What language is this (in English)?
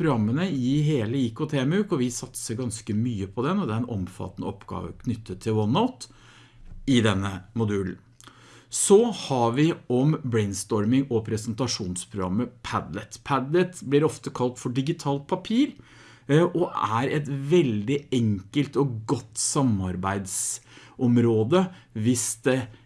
Norwegian